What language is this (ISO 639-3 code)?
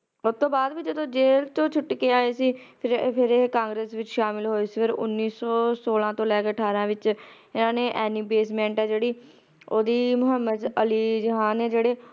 pan